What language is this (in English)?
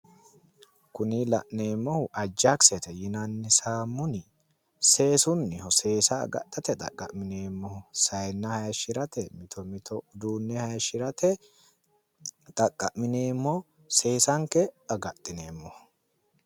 Sidamo